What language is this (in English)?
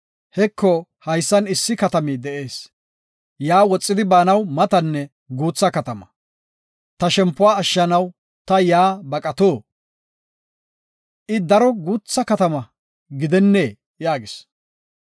Gofa